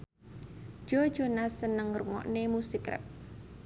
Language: Javanese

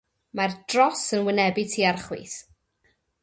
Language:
Welsh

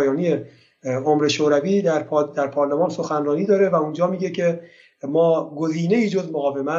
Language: Persian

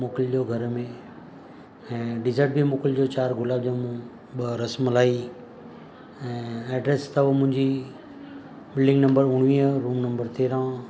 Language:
Sindhi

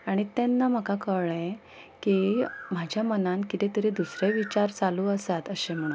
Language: Konkani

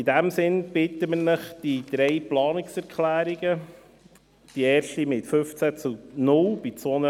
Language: Swiss German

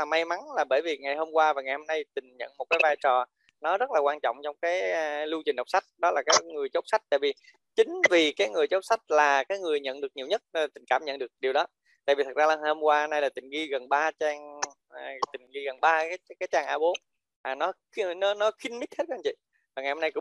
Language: Vietnamese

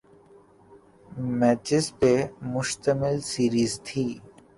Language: Urdu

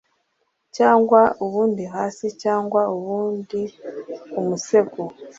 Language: Kinyarwanda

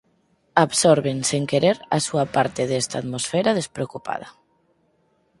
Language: Galician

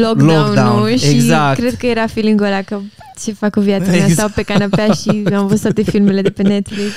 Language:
Romanian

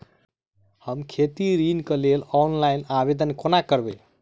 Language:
Maithili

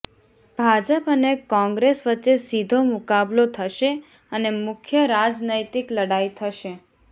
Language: Gujarati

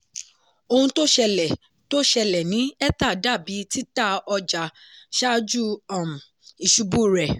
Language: Yoruba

